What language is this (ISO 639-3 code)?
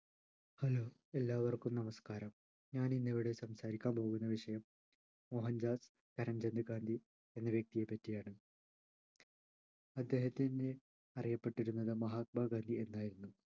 mal